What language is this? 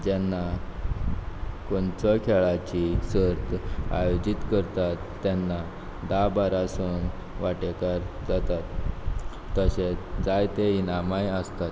Konkani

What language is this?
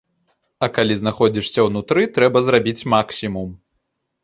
Belarusian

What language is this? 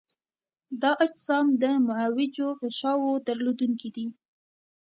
Pashto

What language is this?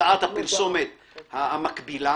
Hebrew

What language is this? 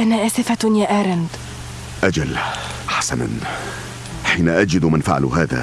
Arabic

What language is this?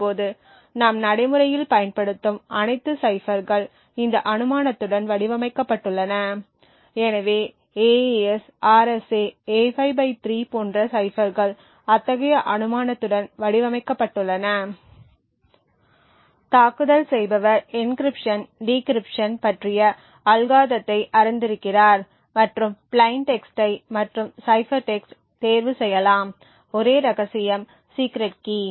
Tamil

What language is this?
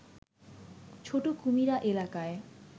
Bangla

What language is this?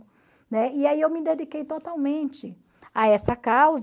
Portuguese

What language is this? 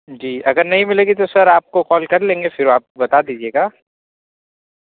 Urdu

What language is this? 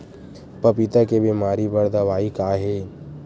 Chhattisgarhi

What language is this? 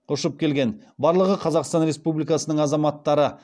Kazakh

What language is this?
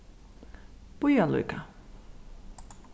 Faroese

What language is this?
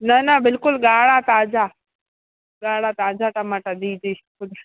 Sindhi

